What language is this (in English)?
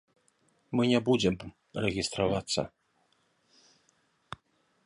Belarusian